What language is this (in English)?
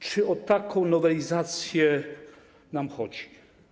Polish